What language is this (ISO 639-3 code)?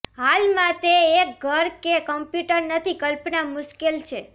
guj